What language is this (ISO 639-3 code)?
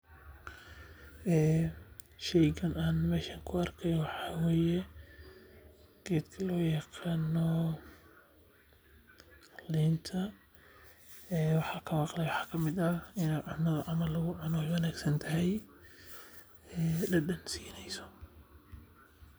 som